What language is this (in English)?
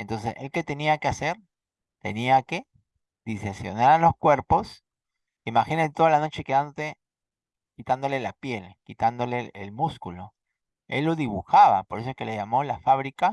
Spanish